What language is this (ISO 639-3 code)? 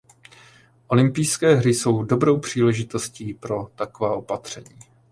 ces